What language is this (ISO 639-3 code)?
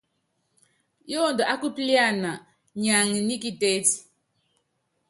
yav